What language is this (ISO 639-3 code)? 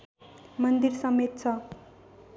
nep